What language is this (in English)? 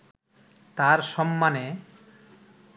Bangla